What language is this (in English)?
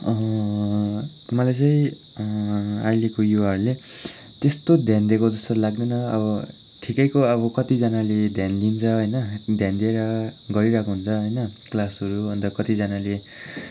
Nepali